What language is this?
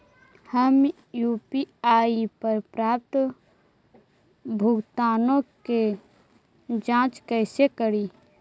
Magahi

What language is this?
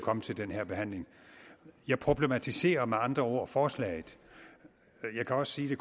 Danish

